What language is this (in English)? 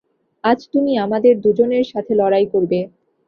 Bangla